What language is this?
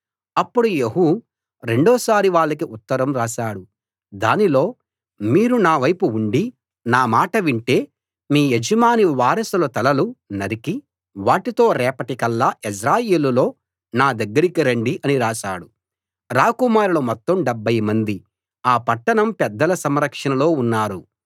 Telugu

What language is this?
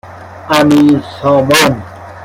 Persian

